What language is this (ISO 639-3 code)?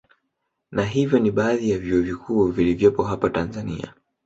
swa